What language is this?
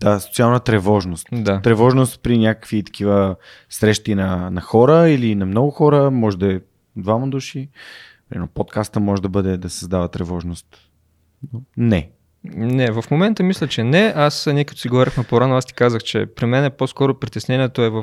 Bulgarian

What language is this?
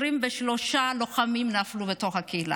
Hebrew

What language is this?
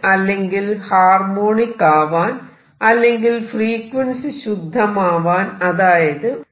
Malayalam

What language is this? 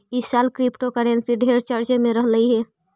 Magahi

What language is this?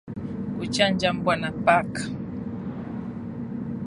Swahili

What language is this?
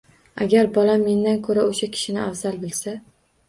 Uzbek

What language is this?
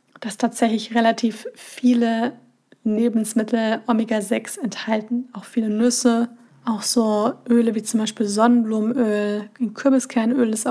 German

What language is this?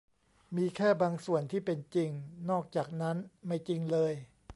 Thai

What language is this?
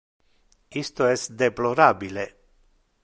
Interlingua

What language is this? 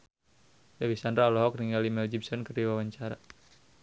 Sundanese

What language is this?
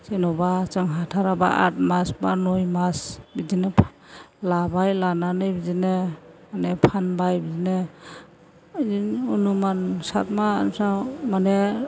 Bodo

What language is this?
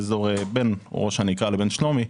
Hebrew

